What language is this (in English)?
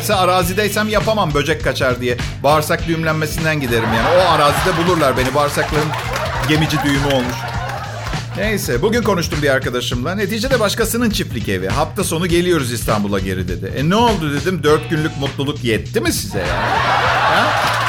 Turkish